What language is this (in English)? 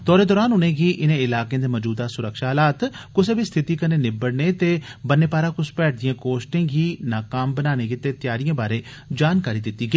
Dogri